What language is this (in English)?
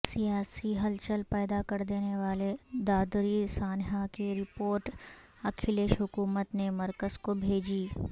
Urdu